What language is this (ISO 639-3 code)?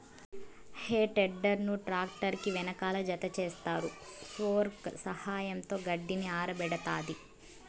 tel